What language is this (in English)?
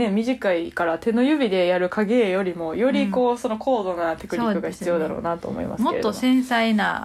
Japanese